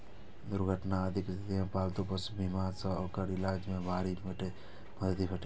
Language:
Maithili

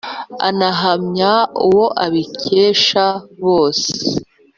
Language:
Kinyarwanda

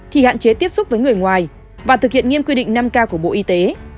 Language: Vietnamese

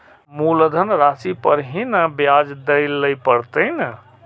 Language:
Maithili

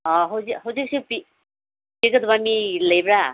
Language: Manipuri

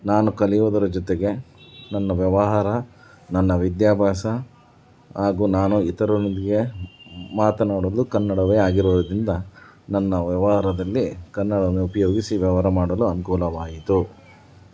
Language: Kannada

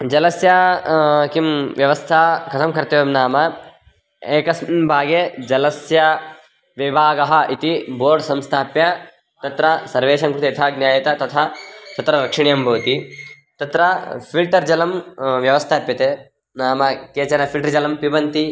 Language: Sanskrit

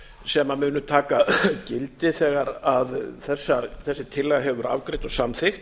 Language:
Icelandic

